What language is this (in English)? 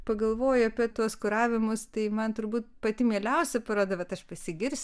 Lithuanian